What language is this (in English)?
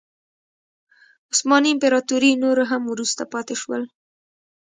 Pashto